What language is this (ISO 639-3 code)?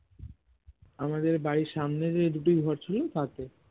ben